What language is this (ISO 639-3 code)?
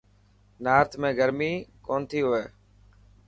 mki